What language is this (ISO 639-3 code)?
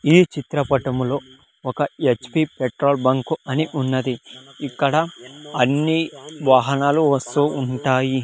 tel